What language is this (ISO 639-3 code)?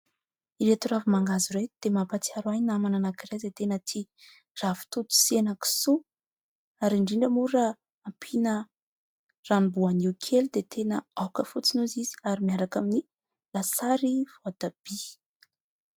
mlg